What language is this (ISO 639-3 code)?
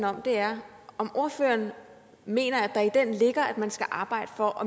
dan